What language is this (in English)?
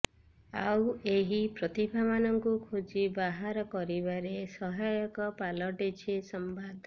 Odia